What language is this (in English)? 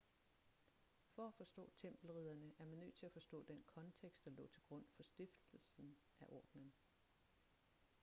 Danish